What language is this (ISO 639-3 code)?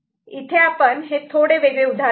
mar